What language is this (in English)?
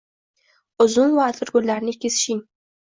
Uzbek